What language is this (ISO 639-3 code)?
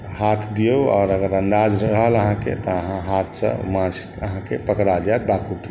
mai